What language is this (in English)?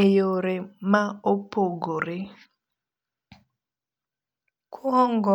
Luo (Kenya and Tanzania)